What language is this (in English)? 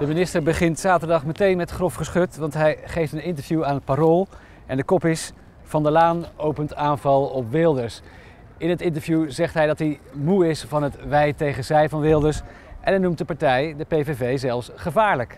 Dutch